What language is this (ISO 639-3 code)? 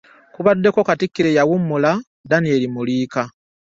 lug